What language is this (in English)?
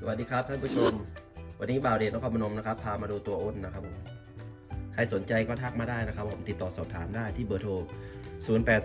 Thai